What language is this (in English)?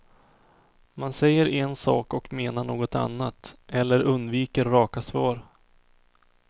Swedish